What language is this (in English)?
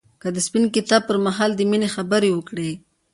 Pashto